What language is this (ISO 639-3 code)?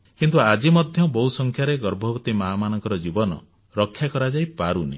ori